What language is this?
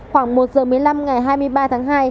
Vietnamese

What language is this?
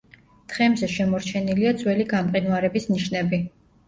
Georgian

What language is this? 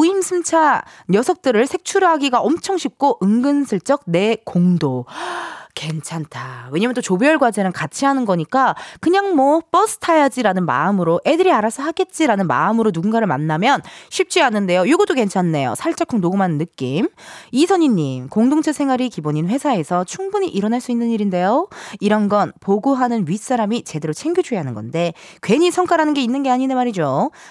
Korean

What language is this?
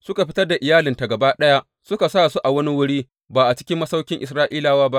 Hausa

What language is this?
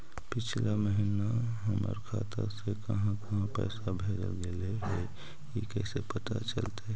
Magahi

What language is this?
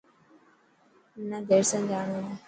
Dhatki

